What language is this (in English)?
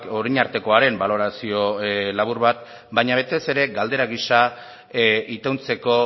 Basque